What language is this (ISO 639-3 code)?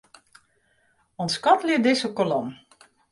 fry